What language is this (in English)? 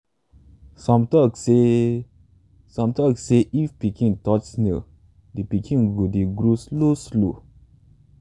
Nigerian Pidgin